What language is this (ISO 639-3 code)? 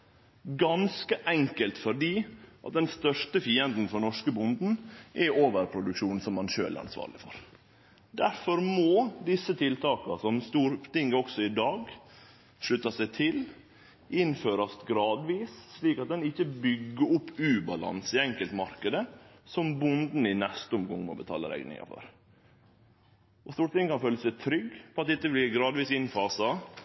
nno